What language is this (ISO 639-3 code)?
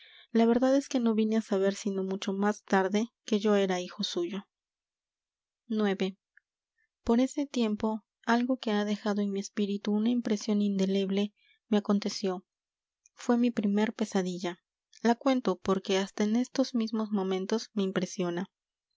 spa